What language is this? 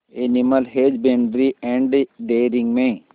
Hindi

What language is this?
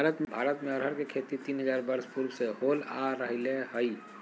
Magahi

